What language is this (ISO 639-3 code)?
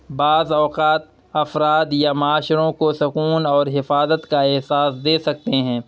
urd